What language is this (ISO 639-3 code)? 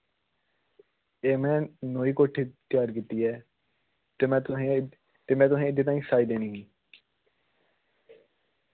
doi